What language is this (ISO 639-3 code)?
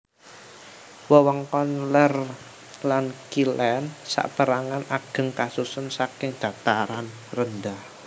jav